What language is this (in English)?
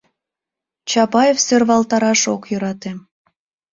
Mari